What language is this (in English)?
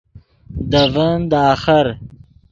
Yidgha